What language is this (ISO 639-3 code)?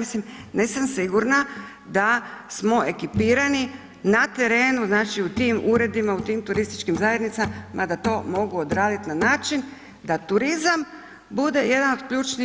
hrv